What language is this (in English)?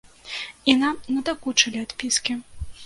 Belarusian